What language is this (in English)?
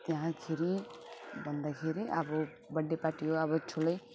Nepali